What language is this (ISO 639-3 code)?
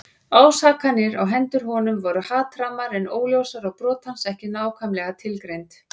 isl